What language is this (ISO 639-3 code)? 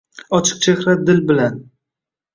uzb